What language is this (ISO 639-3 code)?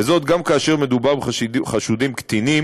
heb